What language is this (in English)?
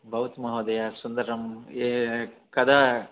Sanskrit